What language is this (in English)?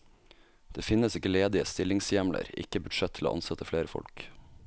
Norwegian